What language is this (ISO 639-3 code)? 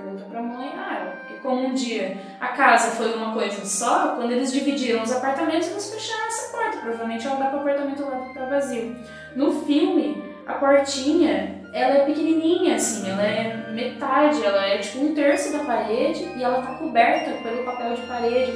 por